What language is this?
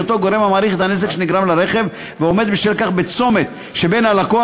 Hebrew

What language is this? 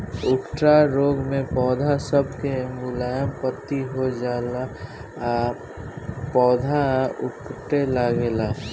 Bhojpuri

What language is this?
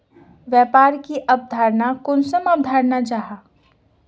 Magahi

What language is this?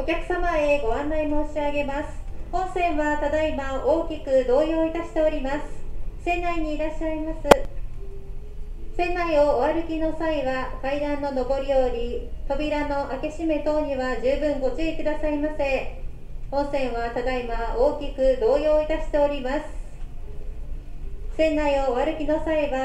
Japanese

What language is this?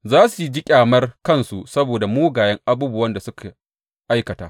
Hausa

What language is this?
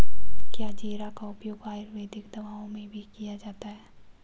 Hindi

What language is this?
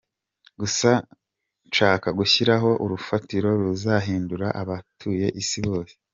Kinyarwanda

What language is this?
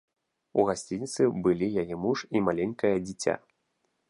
Belarusian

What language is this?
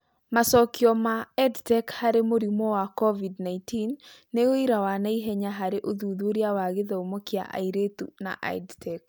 Kikuyu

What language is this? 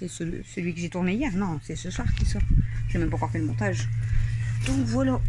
French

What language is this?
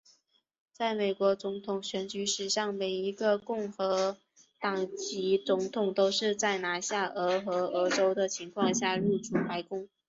Chinese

